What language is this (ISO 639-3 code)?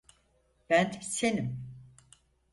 tur